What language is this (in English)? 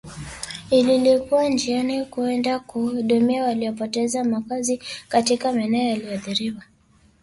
Swahili